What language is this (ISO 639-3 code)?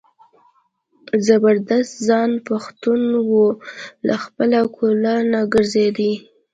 pus